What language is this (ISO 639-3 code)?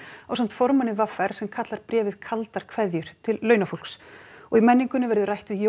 isl